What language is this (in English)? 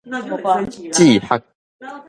Min Nan Chinese